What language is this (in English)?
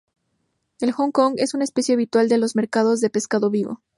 Spanish